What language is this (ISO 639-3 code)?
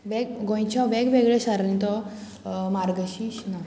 kok